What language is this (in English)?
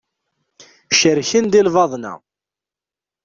Kabyle